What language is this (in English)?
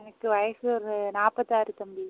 Tamil